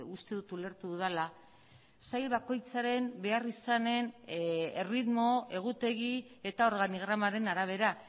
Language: Basque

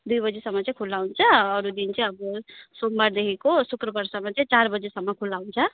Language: Nepali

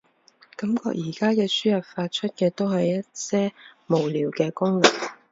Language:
Cantonese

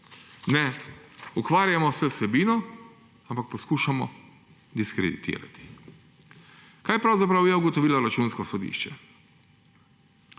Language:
Slovenian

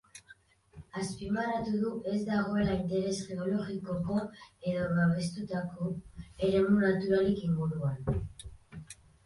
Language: Basque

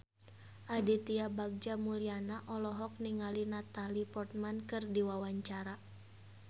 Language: Sundanese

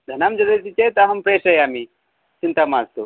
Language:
Sanskrit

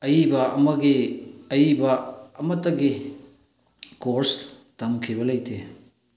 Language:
Manipuri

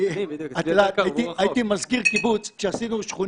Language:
Hebrew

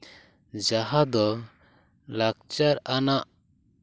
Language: Santali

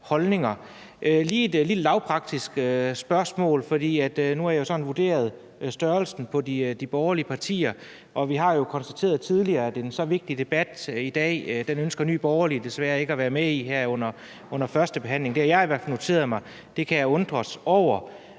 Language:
Danish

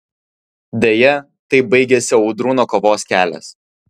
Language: Lithuanian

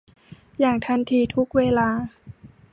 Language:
Thai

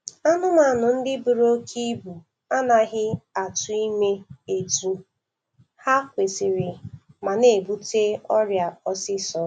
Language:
Igbo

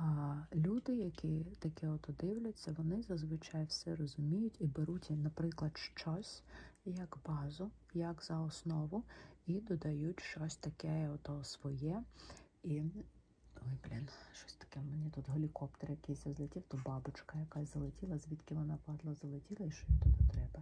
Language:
Ukrainian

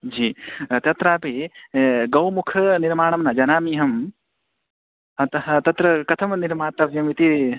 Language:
Sanskrit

